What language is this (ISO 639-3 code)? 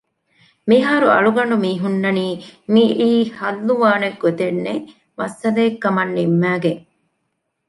div